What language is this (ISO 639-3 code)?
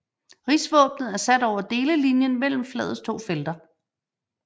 dan